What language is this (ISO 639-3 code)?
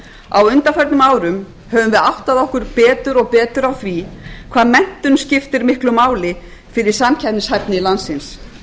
isl